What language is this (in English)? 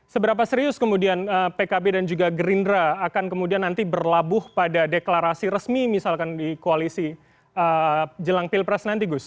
Indonesian